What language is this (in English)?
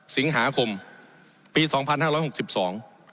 Thai